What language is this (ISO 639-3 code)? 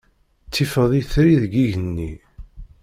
kab